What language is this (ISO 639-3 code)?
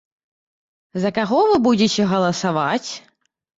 bel